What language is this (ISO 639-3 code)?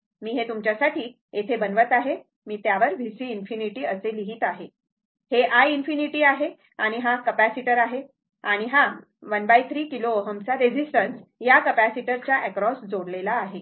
mar